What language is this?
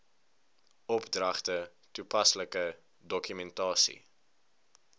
Afrikaans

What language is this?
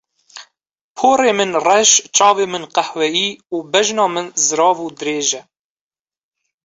Kurdish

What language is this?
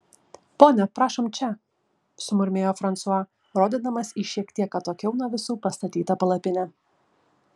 Lithuanian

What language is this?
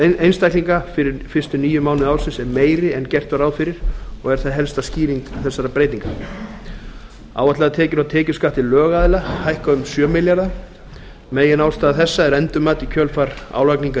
Icelandic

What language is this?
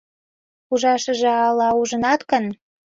Mari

